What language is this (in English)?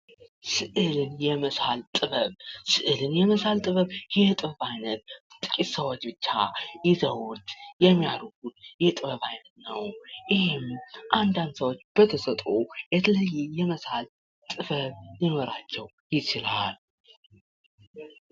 Amharic